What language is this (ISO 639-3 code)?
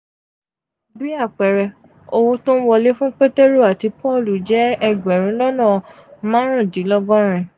yor